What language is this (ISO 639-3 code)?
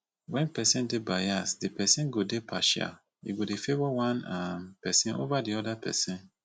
pcm